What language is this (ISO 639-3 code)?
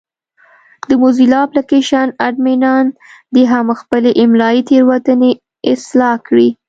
pus